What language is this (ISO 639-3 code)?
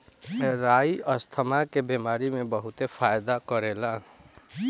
bho